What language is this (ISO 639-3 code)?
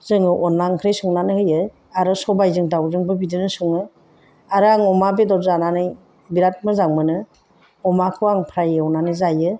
brx